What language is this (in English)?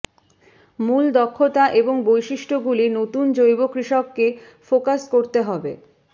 Bangla